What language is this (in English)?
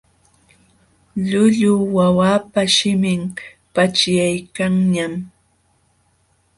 Jauja Wanca Quechua